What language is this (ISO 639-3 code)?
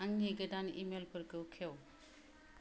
brx